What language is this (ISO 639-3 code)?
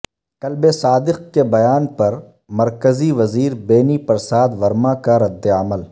urd